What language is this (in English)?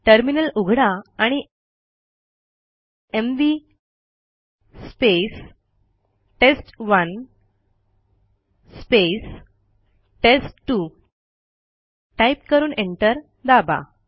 Marathi